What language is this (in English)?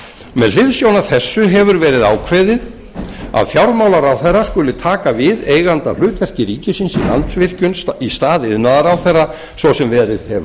Icelandic